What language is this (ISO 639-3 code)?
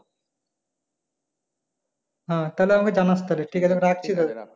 ben